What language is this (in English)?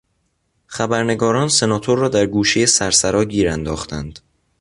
Persian